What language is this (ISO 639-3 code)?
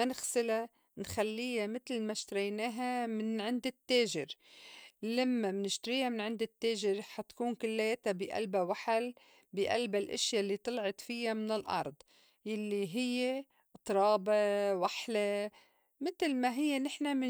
apc